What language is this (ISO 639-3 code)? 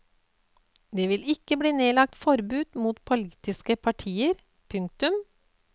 nor